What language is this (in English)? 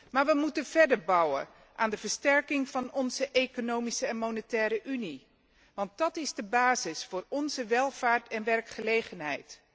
Dutch